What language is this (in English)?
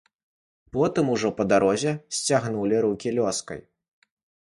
Belarusian